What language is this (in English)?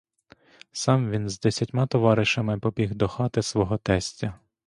Ukrainian